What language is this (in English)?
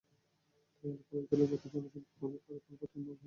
Bangla